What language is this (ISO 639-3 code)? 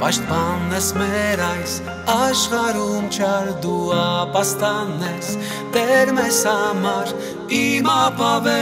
ron